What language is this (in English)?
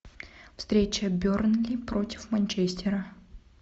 Russian